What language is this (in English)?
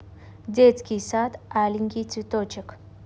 Russian